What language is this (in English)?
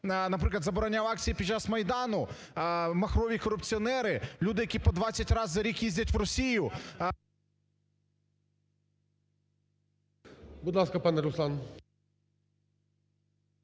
Ukrainian